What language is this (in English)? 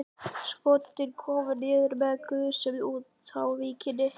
Icelandic